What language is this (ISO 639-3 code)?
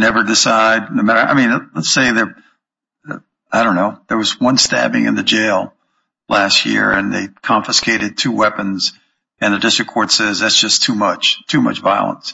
eng